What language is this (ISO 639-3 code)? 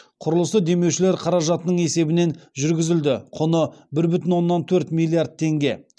kaz